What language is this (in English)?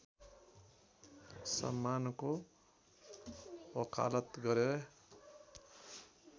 Nepali